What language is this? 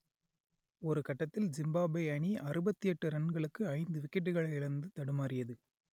Tamil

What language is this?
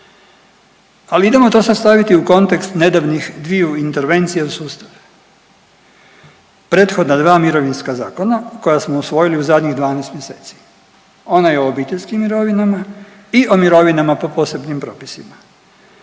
Croatian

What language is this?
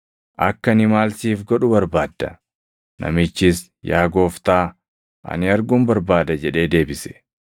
Oromo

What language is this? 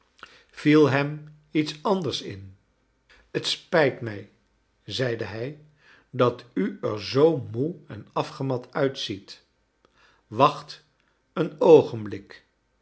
Dutch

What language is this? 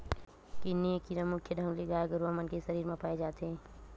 Chhattisgarhi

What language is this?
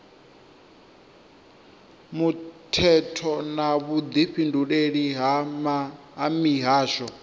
Venda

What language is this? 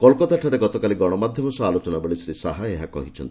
Odia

